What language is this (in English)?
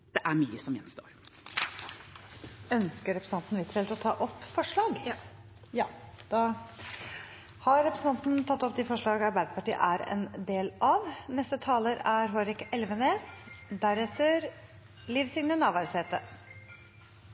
Norwegian